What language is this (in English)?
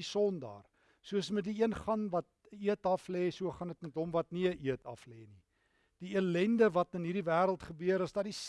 Dutch